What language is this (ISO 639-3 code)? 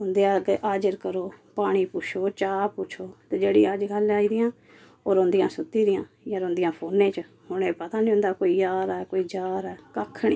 doi